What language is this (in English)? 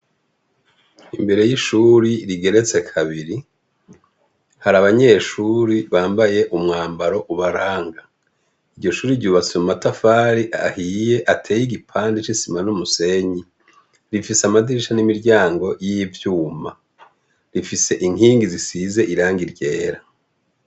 Rundi